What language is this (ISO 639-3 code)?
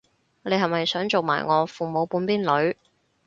yue